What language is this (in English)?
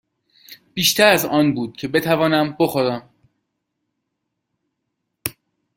Persian